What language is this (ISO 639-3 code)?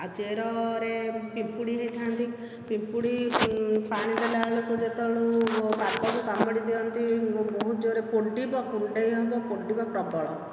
ori